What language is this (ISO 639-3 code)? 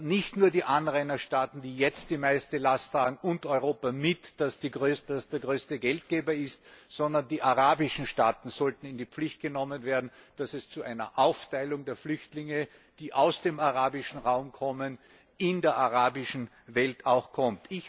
deu